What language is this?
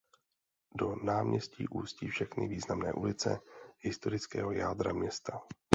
Czech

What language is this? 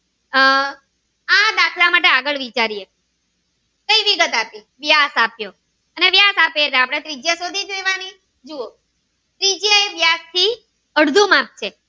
Gujarati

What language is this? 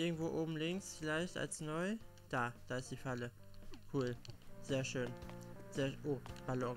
German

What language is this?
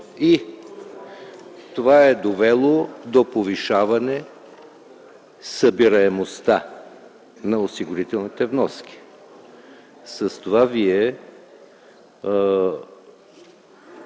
Bulgarian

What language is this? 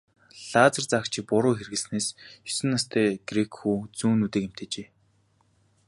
Mongolian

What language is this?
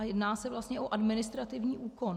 Czech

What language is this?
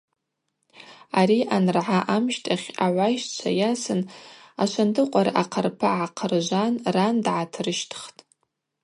Abaza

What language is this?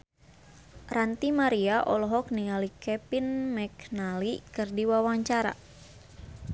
Sundanese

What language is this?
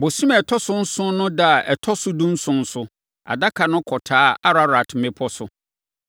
Akan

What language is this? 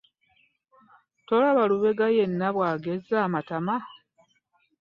Ganda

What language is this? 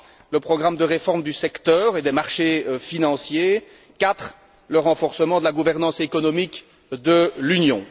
French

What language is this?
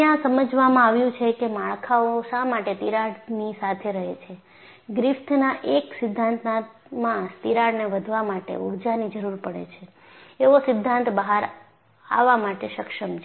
Gujarati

